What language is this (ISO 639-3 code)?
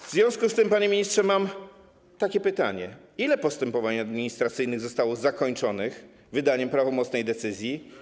pol